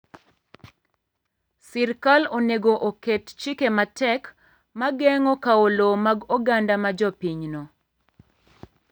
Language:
Luo (Kenya and Tanzania)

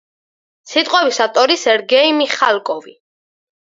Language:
Georgian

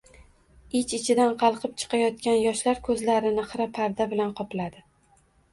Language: Uzbek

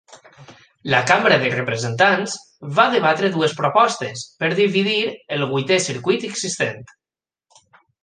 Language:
Catalan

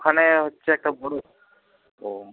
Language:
Bangla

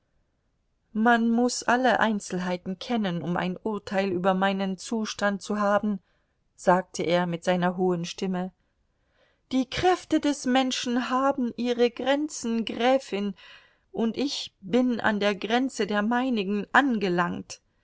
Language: German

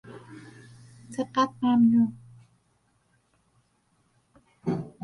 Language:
Persian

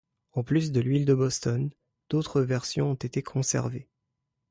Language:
French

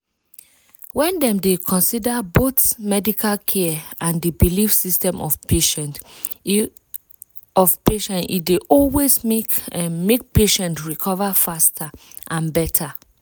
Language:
Nigerian Pidgin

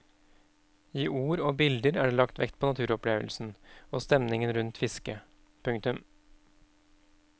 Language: Norwegian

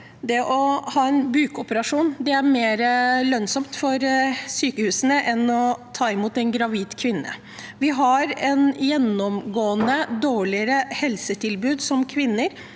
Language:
Norwegian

